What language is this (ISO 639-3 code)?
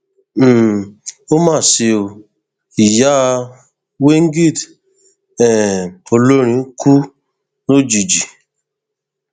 yor